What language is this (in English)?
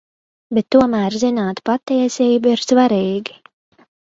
Latvian